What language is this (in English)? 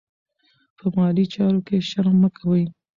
Pashto